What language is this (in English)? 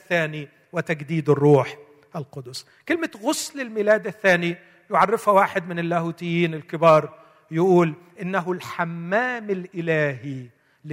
Arabic